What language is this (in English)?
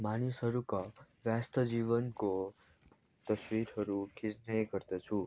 Nepali